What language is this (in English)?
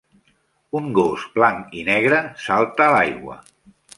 Catalan